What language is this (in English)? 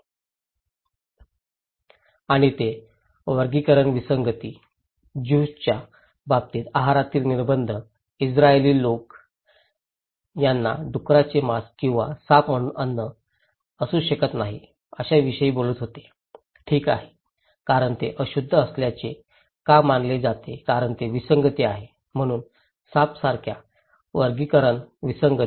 Marathi